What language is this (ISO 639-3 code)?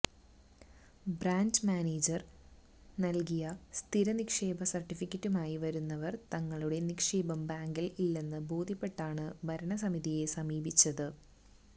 mal